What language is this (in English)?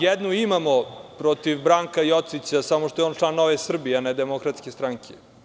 Serbian